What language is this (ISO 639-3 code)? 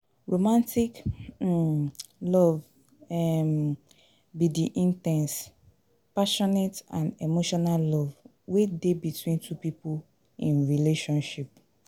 pcm